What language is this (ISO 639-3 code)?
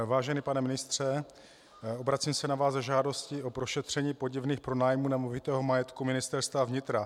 ces